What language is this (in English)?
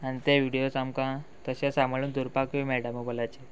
Konkani